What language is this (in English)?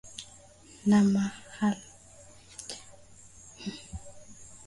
Swahili